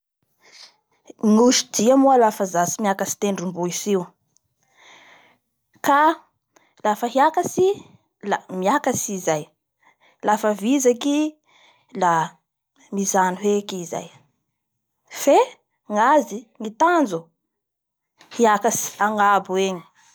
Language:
Bara Malagasy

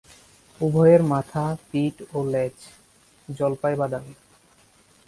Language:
Bangla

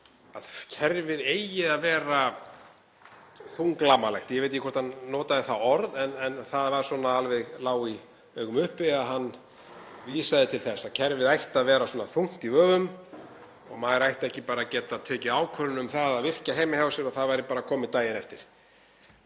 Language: Icelandic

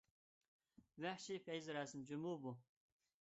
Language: Uyghur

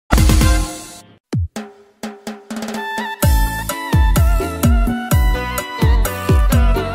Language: Vietnamese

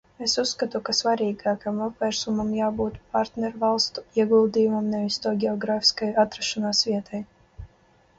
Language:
Latvian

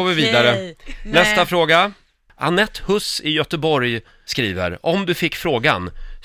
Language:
Swedish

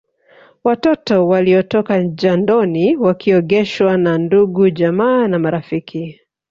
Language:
Swahili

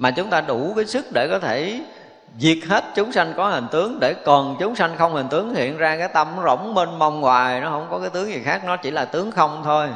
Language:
Vietnamese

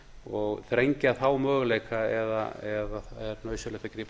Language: Icelandic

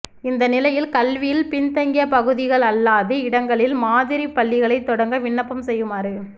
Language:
Tamil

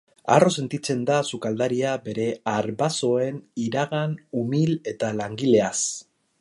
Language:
Basque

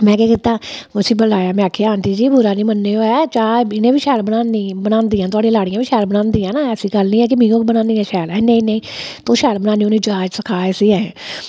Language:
Dogri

